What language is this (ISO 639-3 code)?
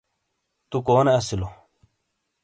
scl